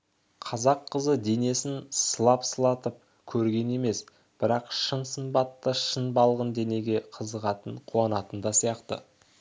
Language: Kazakh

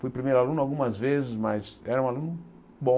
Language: Portuguese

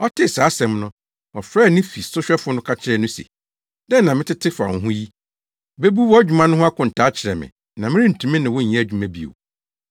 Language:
Akan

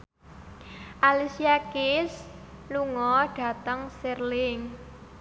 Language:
Javanese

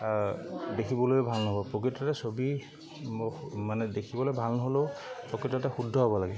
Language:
Assamese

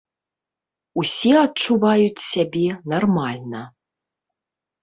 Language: Belarusian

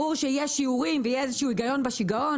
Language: Hebrew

